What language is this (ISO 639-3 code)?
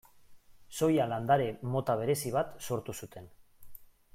eus